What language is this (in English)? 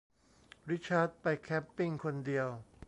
Thai